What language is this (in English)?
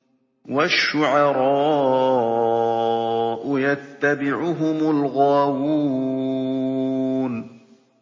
Arabic